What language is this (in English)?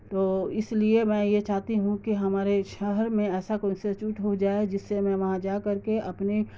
Urdu